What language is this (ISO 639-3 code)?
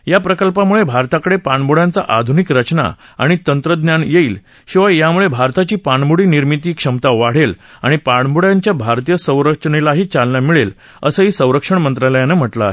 mar